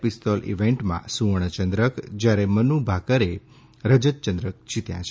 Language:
Gujarati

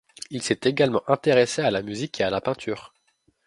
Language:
French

